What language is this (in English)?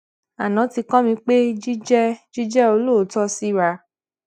Yoruba